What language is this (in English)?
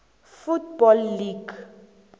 South Ndebele